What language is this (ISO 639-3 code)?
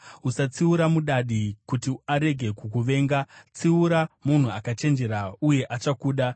sna